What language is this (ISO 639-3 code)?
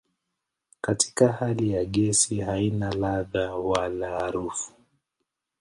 swa